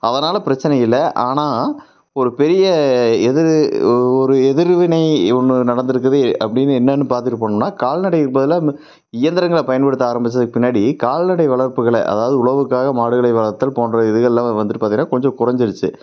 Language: Tamil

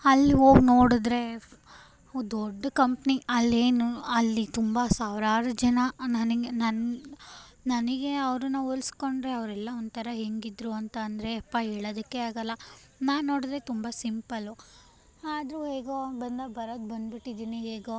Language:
Kannada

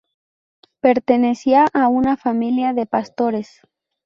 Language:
Spanish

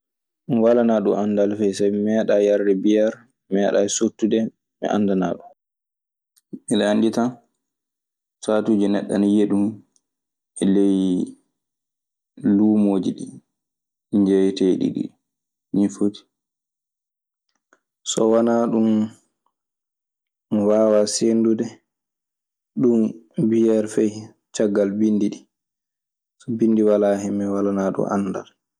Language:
Maasina Fulfulde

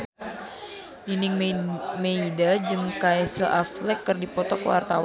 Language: Sundanese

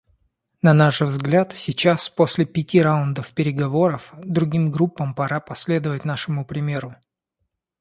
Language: Russian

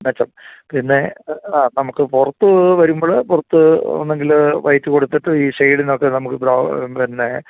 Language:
Malayalam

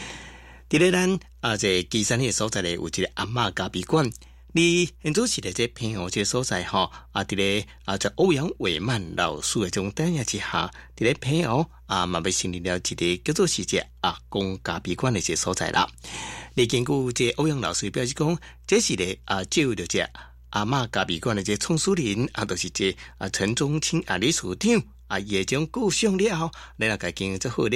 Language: Chinese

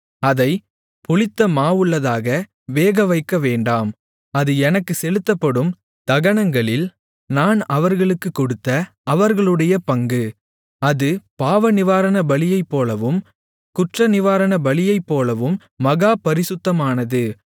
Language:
Tamil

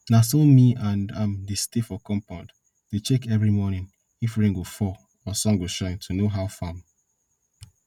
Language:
Nigerian Pidgin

